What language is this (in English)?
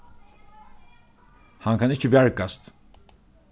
Faroese